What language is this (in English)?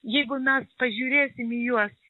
Lithuanian